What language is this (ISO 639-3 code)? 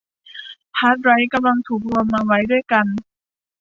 tha